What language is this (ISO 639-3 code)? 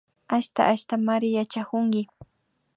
qvi